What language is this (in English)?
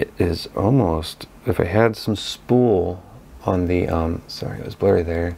English